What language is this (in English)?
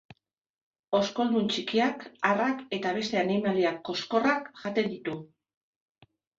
Basque